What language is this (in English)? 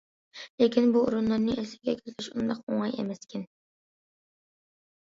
Uyghur